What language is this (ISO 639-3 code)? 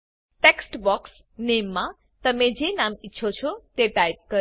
guj